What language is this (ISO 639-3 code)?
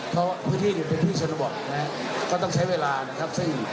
tha